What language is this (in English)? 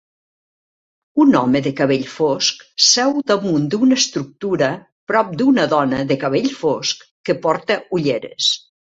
Catalan